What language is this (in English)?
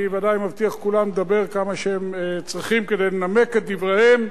Hebrew